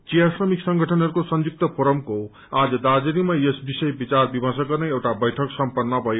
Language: Nepali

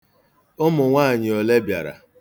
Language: Igbo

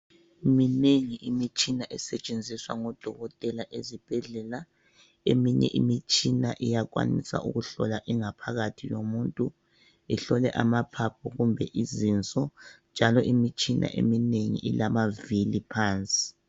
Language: North Ndebele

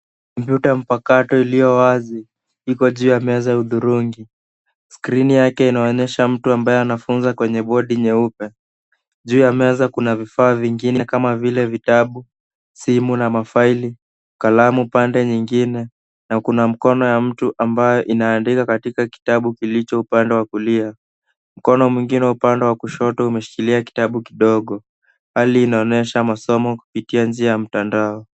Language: Swahili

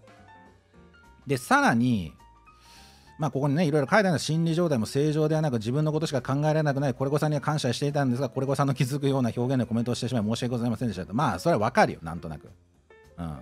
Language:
Japanese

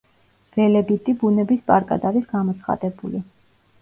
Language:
Georgian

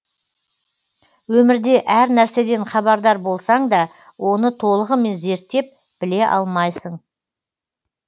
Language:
Kazakh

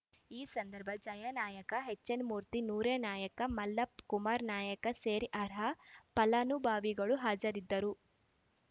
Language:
Kannada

